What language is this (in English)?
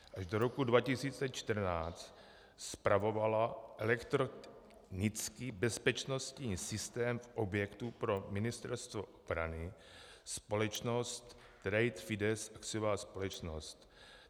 Czech